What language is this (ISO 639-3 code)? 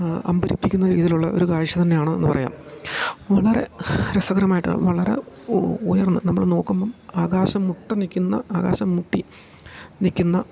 mal